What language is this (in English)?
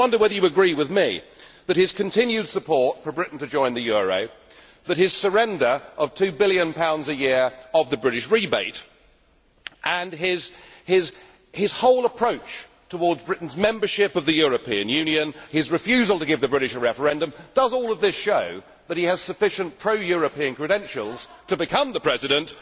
English